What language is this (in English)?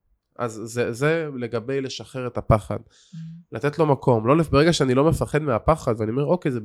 Hebrew